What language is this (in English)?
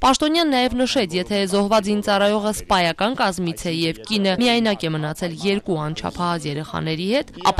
Romanian